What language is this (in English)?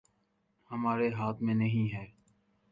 Urdu